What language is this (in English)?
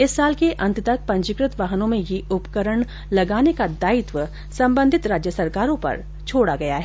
Hindi